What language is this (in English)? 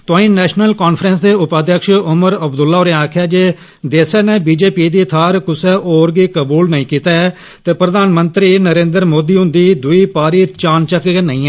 Dogri